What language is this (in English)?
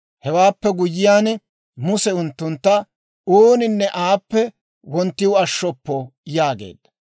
Dawro